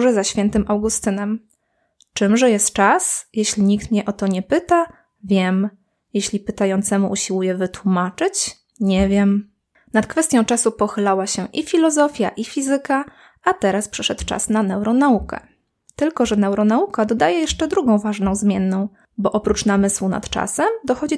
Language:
Polish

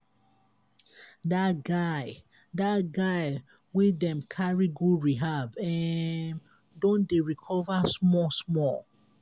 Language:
Nigerian Pidgin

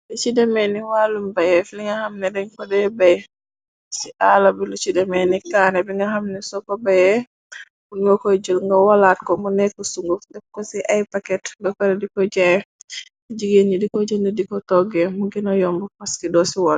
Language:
Wolof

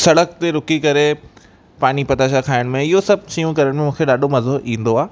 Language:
Sindhi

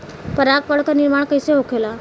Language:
Bhojpuri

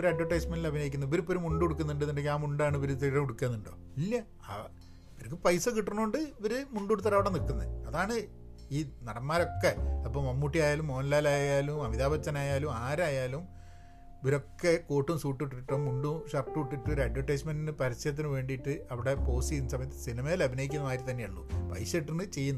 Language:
Malayalam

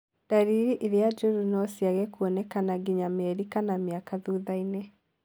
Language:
Kikuyu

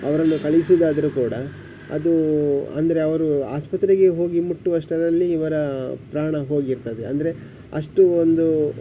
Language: Kannada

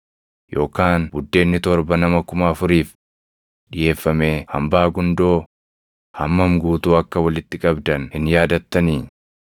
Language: Oromo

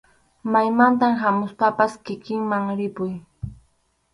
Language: Arequipa-La Unión Quechua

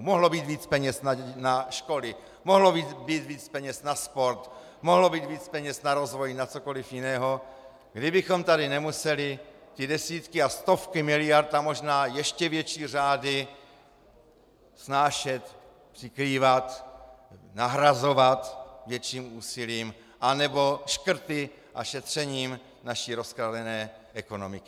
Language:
Czech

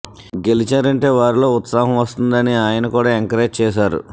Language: Telugu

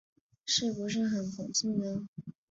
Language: Chinese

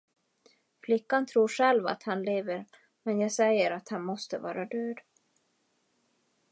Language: Swedish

